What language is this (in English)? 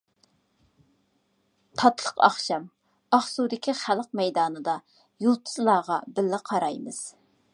Uyghur